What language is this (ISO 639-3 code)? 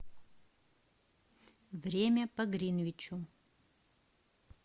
rus